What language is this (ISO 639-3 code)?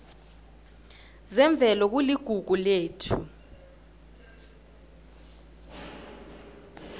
nbl